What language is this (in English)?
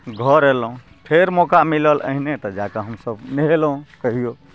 Maithili